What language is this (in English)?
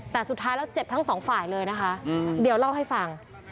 Thai